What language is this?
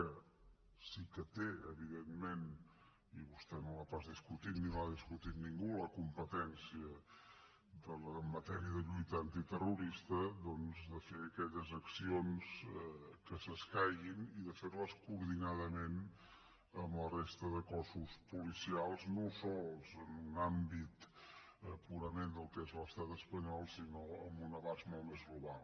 Catalan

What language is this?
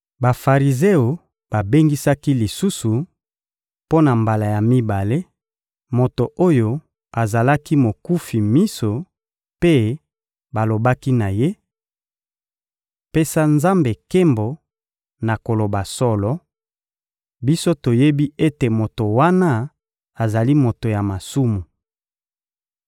Lingala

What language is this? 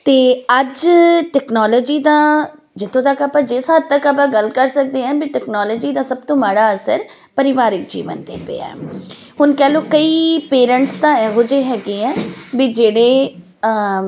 Punjabi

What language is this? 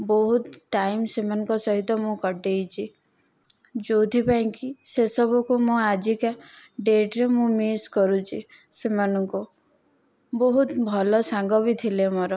Odia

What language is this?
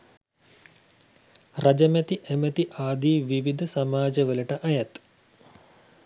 Sinhala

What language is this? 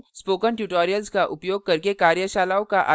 Hindi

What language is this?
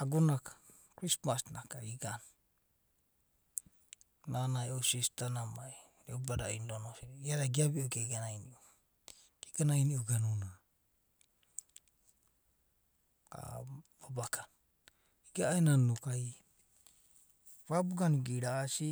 Abadi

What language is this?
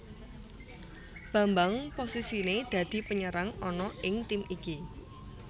Javanese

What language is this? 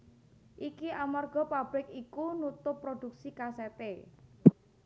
Javanese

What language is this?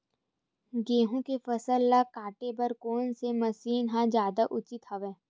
Chhattisgarhi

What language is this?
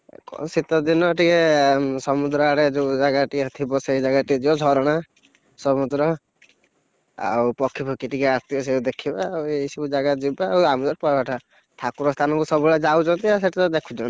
Odia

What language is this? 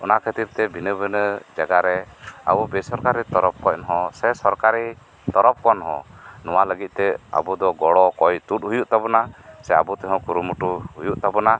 Santali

